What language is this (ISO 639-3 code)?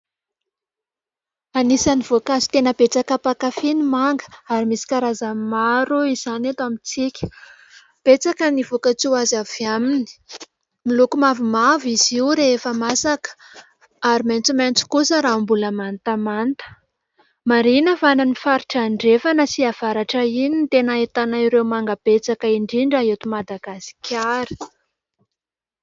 mlg